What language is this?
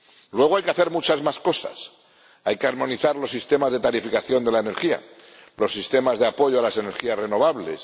Spanish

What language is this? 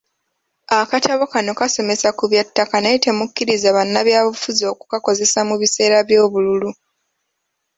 Ganda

